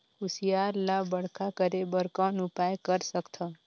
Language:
Chhattisgarhi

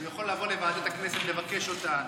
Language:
Hebrew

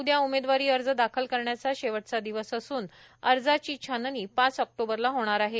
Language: Marathi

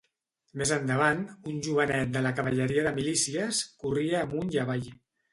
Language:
Catalan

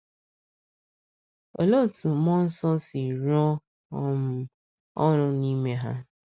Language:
Igbo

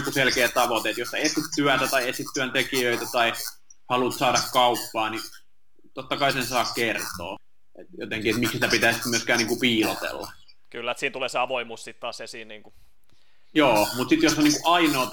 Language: Finnish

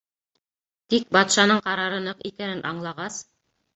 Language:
Bashkir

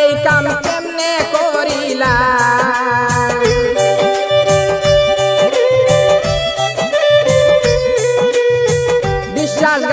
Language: Romanian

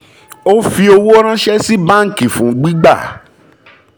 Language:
Yoruba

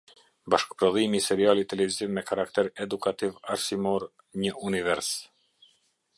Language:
Albanian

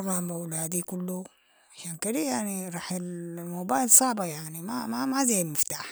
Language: Sudanese Arabic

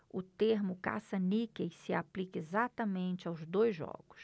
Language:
Portuguese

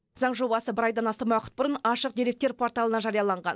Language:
Kazakh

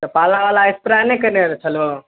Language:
Maithili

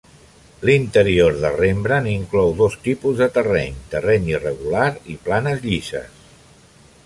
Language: Catalan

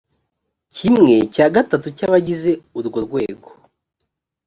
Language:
Kinyarwanda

